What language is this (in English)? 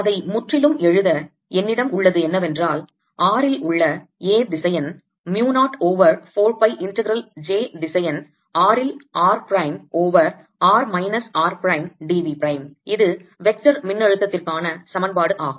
Tamil